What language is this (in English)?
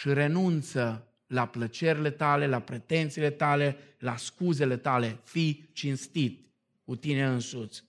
Romanian